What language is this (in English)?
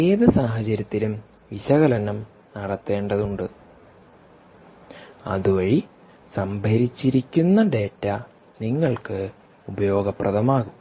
Malayalam